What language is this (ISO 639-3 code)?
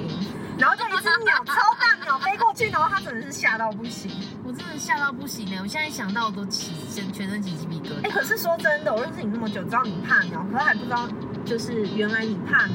zho